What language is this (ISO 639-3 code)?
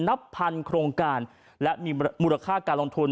tha